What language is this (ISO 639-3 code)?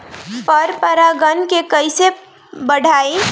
bho